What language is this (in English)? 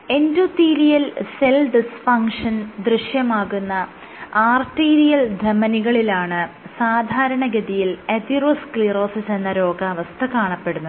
Malayalam